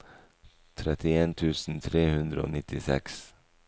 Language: Norwegian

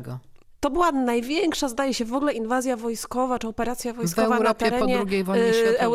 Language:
Polish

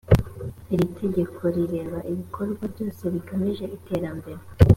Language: Kinyarwanda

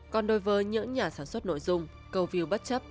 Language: Vietnamese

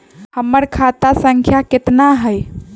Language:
Magahi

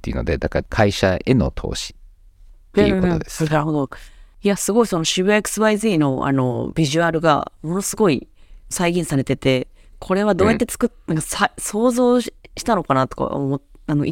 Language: Japanese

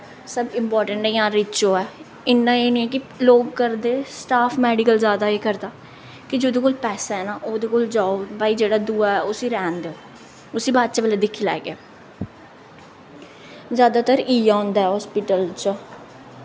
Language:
Dogri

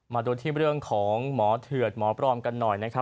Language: Thai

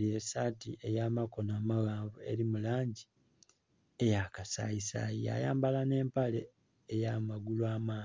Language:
Soga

